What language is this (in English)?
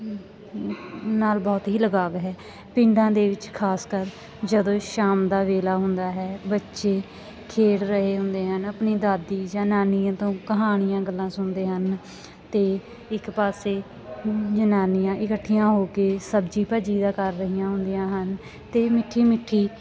Punjabi